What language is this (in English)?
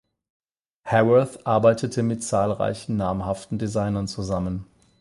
German